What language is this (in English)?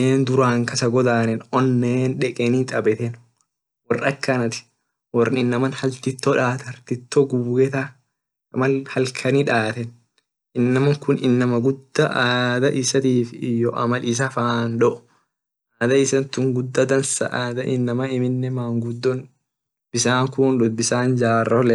Orma